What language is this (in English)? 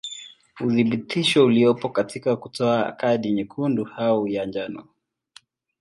Swahili